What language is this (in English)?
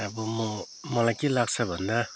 Nepali